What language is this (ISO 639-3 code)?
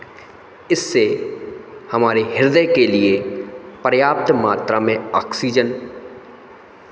hin